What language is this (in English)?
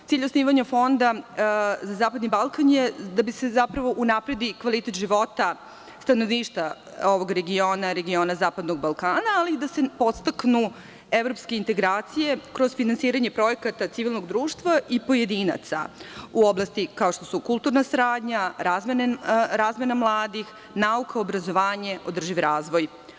Serbian